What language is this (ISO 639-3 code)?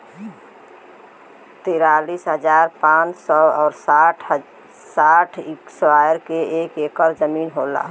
bho